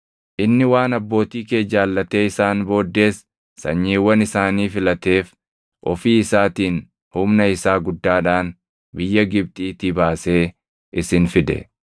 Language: Oromo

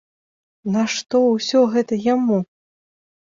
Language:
Belarusian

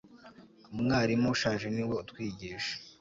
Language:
Kinyarwanda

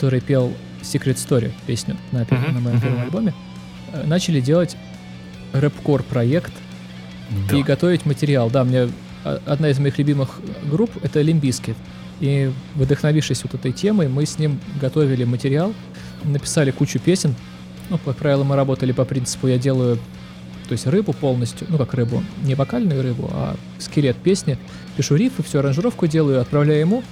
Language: Russian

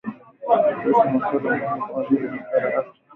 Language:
Swahili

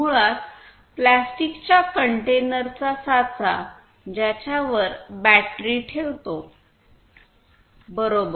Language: Marathi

